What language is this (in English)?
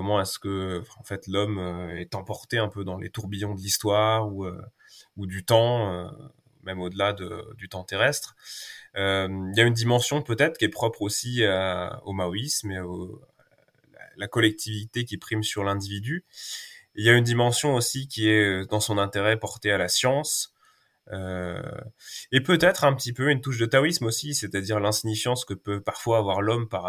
French